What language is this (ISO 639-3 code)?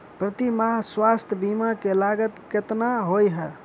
mai